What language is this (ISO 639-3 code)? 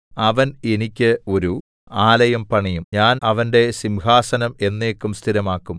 mal